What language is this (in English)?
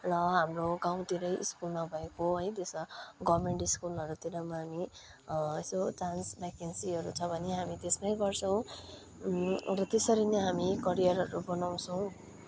Nepali